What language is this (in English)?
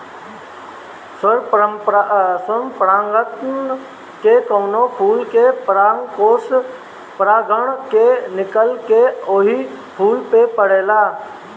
Bhojpuri